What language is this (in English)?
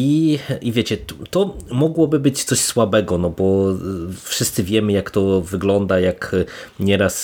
Polish